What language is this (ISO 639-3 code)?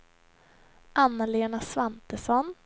swe